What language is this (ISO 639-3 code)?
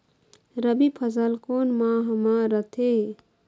hne